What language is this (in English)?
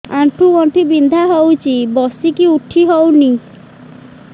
Odia